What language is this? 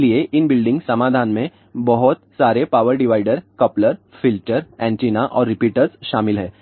Hindi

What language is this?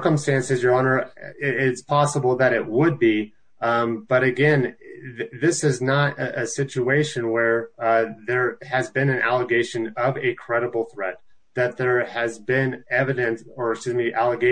English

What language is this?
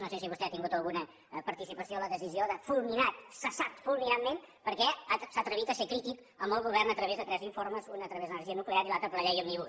Catalan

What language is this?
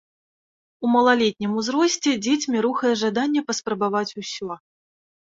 Belarusian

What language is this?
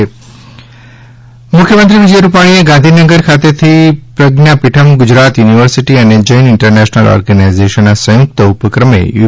Gujarati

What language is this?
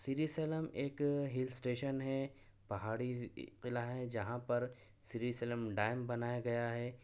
Urdu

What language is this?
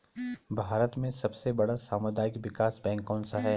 Hindi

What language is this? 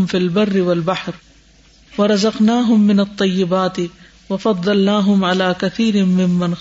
Urdu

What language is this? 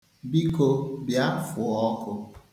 Igbo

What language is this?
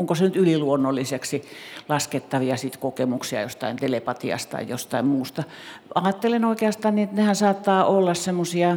Finnish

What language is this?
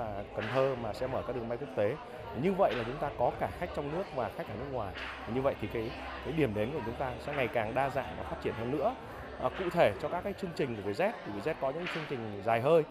Vietnamese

